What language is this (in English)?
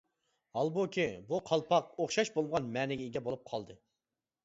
Uyghur